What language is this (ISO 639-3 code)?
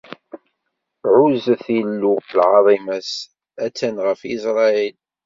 kab